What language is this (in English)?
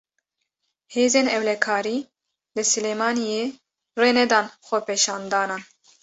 Kurdish